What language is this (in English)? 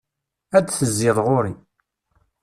Kabyle